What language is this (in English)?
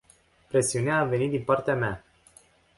Romanian